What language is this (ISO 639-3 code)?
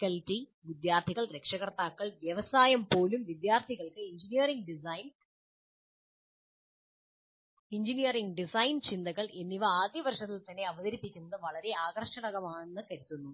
mal